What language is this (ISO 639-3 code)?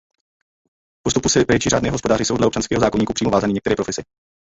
ces